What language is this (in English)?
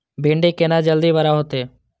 Maithili